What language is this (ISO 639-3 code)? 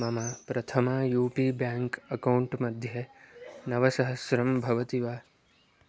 san